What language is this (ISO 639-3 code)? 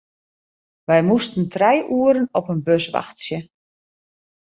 fry